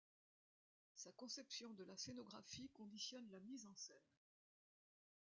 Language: French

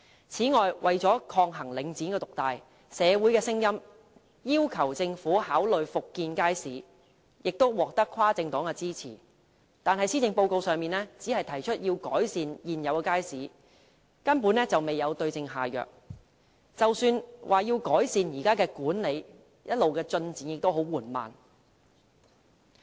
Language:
Cantonese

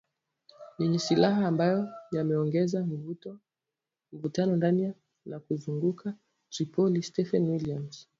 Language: Swahili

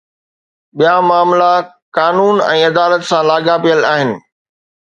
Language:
Sindhi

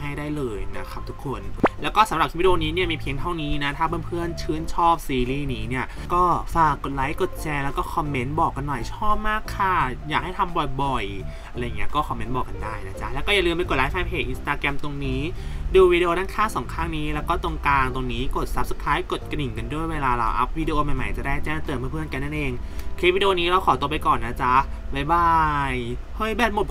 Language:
Thai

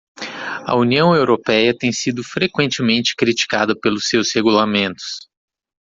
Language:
Portuguese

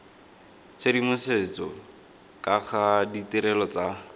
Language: Tswana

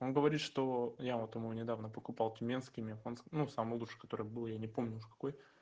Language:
Russian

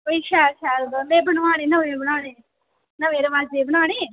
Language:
Dogri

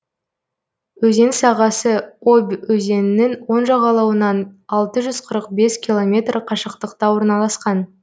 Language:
Kazakh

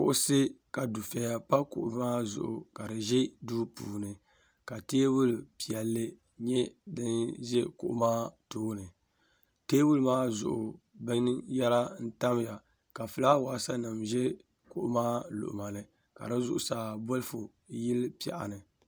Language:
Dagbani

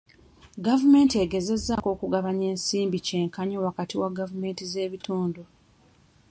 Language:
Ganda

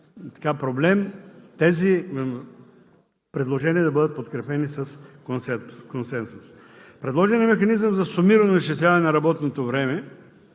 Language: Bulgarian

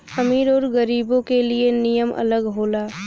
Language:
Bhojpuri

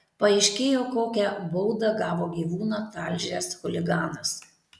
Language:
Lithuanian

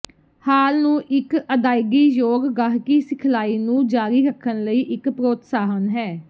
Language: Punjabi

